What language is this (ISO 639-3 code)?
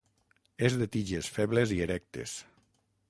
cat